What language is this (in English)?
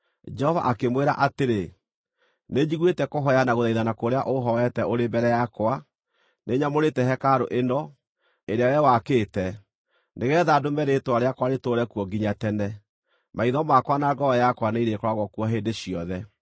Kikuyu